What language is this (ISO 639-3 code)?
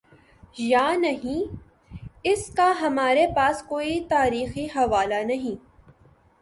urd